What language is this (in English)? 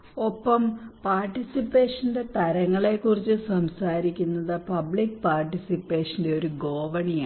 Malayalam